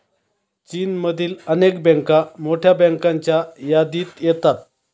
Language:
Marathi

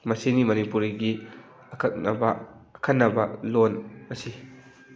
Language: Manipuri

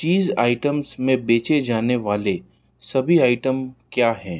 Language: Hindi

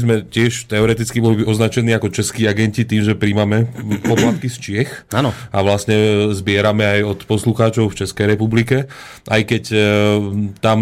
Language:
Slovak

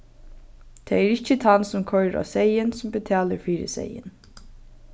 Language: Faroese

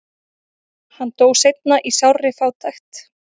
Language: Icelandic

